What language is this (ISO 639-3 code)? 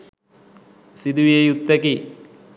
sin